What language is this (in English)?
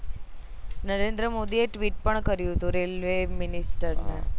Gujarati